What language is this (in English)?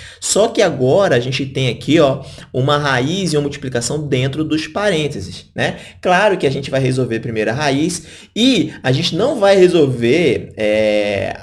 Portuguese